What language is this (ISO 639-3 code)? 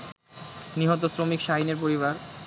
ben